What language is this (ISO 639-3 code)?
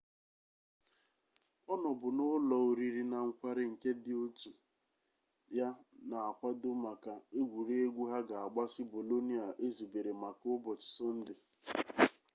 ibo